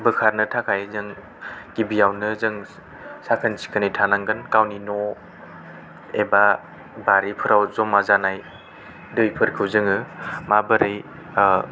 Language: Bodo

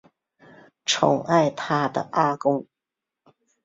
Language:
Chinese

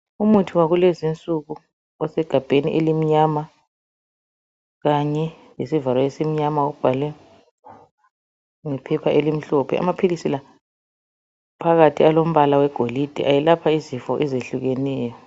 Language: North Ndebele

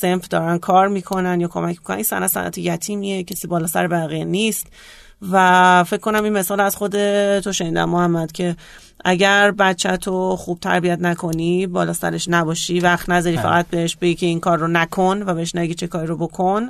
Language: Persian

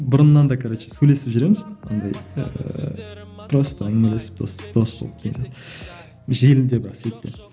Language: Kazakh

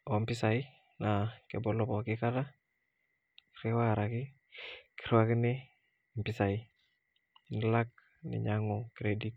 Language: Masai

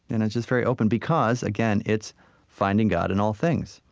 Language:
English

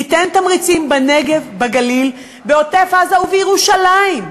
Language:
Hebrew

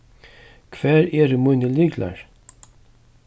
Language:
Faroese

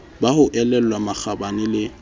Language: Southern Sotho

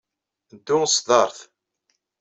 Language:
Kabyle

